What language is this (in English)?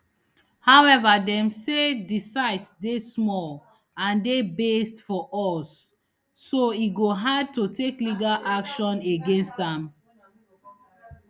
Nigerian Pidgin